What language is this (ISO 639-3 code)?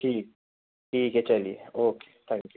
urd